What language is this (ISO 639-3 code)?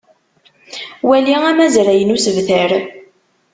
kab